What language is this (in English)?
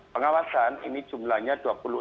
Indonesian